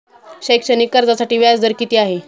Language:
Marathi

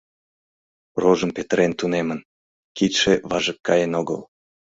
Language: Mari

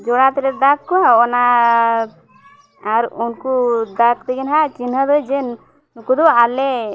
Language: Santali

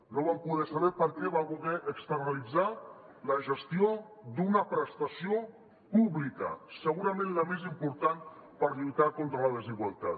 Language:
Catalan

